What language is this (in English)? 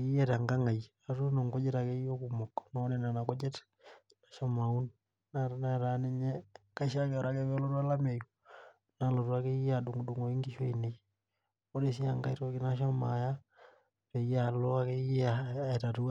Masai